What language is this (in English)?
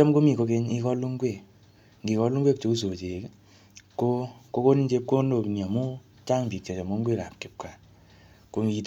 Kalenjin